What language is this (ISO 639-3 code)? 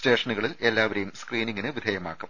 mal